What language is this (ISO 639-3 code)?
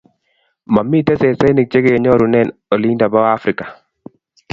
kln